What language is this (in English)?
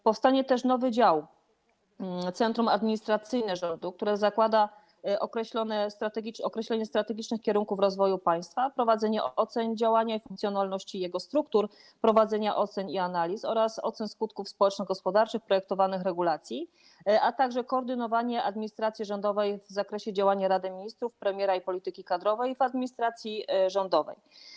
Polish